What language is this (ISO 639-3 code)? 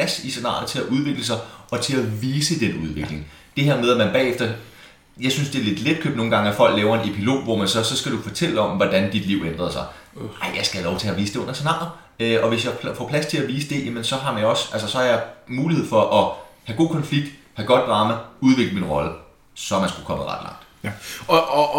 dan